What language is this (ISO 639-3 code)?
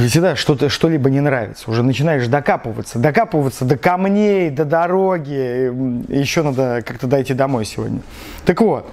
rus